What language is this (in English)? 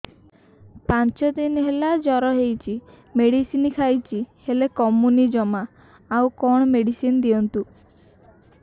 Odia